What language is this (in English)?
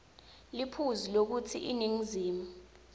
Swati